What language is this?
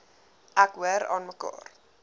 Afrikaans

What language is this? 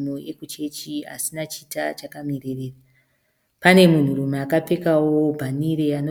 Shona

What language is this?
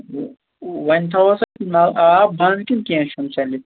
Kashmiri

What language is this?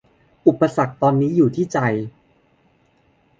Thai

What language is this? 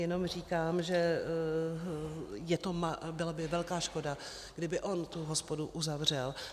Czech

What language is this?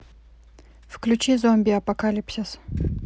Russian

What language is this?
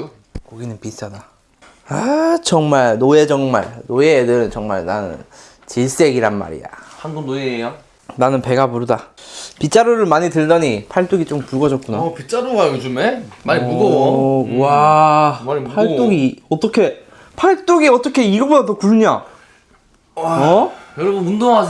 Korean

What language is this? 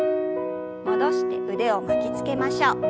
Japanese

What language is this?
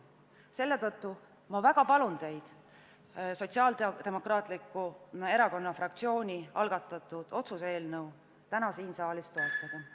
Estonian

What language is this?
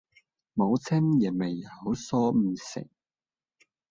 Cantonese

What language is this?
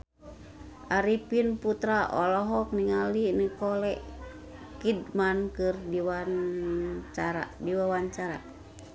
Sundanese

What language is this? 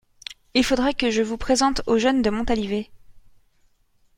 French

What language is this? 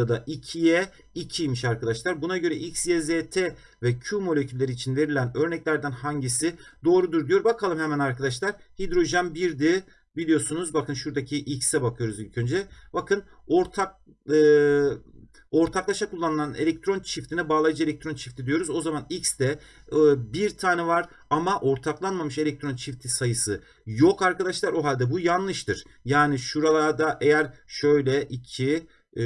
Turkish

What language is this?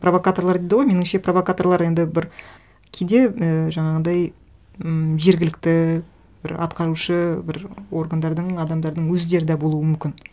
Kazakh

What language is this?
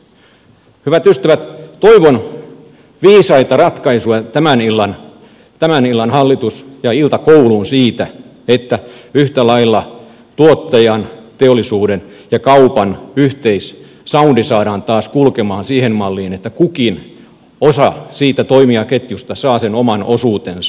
Finnish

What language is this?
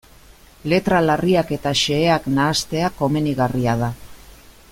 Basque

